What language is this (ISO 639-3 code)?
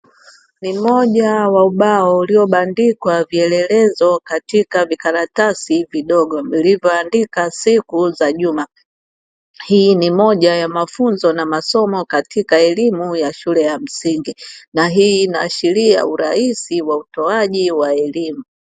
swa